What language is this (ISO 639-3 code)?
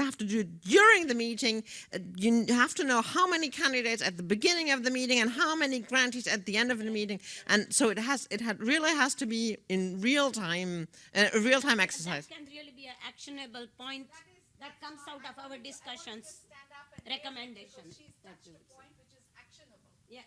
eng